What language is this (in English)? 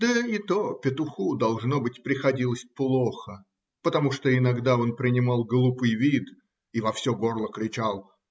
Russian